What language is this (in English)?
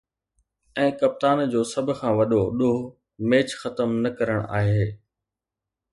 Sindhi